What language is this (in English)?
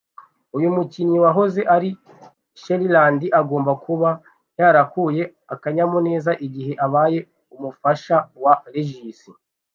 Kinyarwanda